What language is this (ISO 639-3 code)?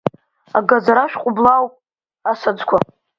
abk